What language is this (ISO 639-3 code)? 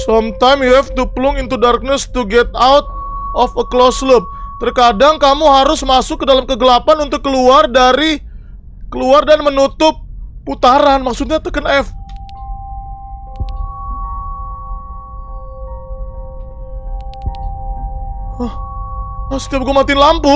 ind